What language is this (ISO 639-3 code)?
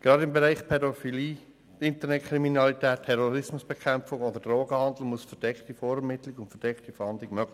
gsw